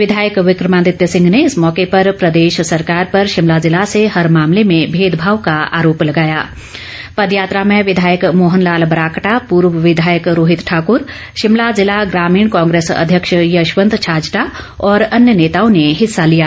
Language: Hindi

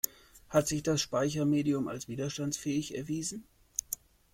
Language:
German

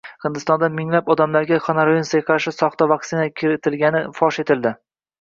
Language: Uzbek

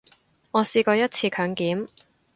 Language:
Cantonese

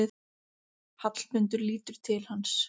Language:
Icelandic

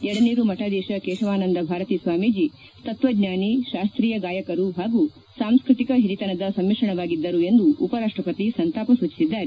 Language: Kannada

